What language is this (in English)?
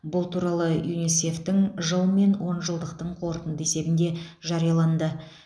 Kazakh